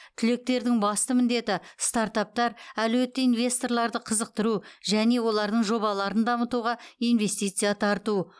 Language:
Kazakh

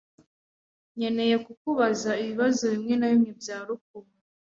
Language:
Kinyarwanda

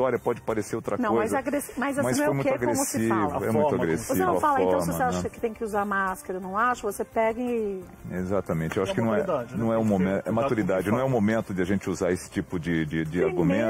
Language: Portuguese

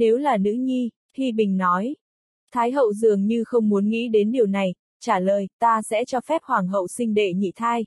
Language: Vietnamese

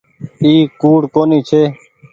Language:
Goaria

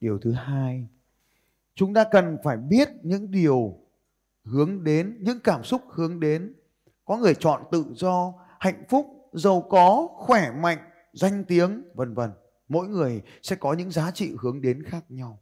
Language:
Vietnamese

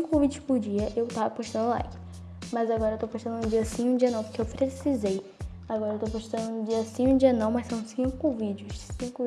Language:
Portuguese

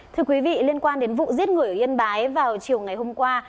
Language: Vietnamese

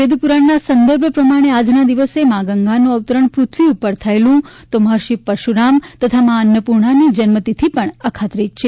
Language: Gujarati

